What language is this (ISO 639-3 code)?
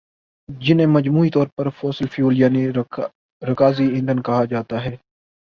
urd